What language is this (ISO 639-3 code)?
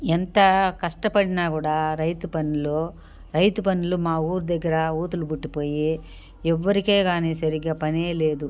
tel